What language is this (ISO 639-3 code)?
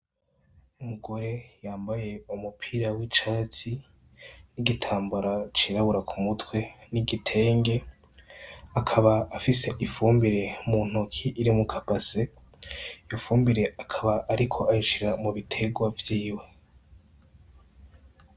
run